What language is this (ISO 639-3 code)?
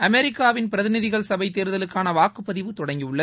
tam